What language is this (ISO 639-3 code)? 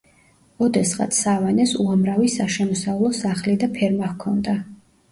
kat